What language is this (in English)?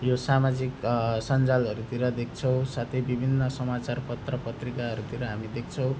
Nepali